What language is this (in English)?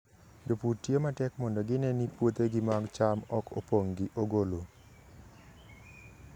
Luo (Kenya and Tanzania)